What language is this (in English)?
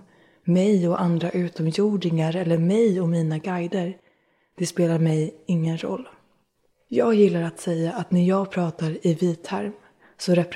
Swedish